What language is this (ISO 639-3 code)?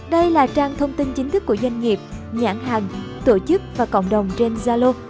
vie